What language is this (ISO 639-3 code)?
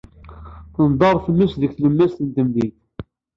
kab